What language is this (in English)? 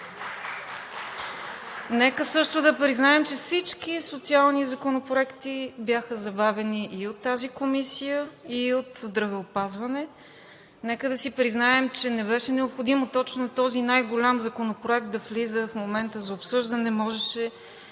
Bulgarian